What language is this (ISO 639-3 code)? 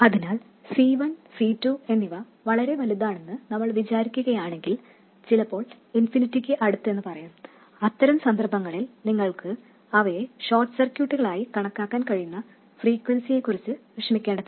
mal